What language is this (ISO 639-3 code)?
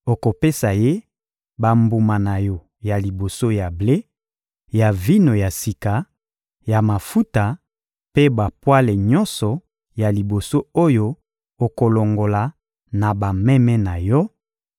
lin